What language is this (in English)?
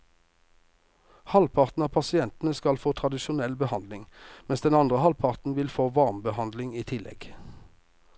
Norwegian